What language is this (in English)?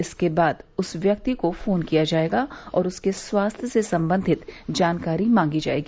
Hindi